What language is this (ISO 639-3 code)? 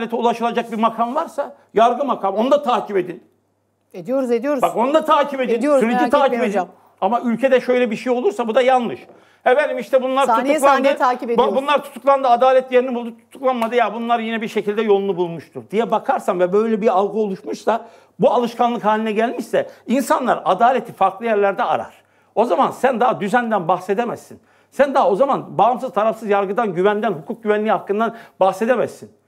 tur